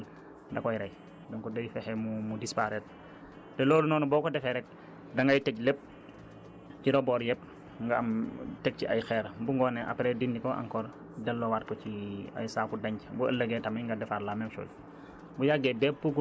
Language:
Wolof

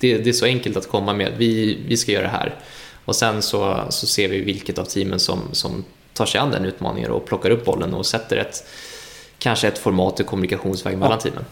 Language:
Swedish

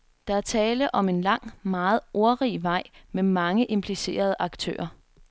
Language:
Danish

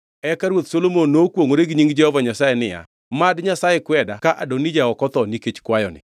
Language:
Luo (Kenya and Tanzania)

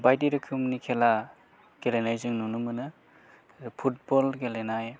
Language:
Bodo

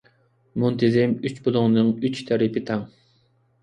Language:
Uyghur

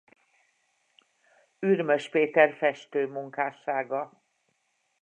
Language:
Hungarian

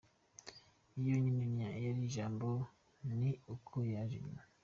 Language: Kinyarwanda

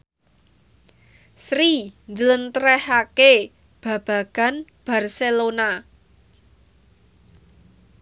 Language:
Javanese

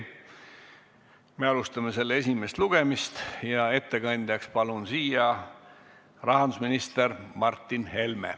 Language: Estonian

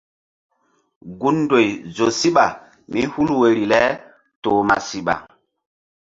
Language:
Mbum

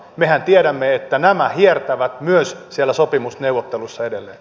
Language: Finnish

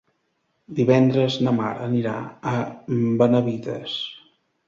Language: Catalan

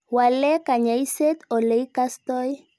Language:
Kalenjin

